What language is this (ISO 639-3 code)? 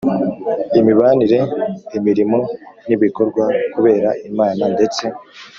kin